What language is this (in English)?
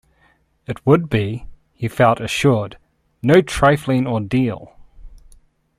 English